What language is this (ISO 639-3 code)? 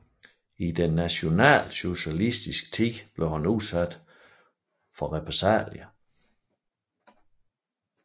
dan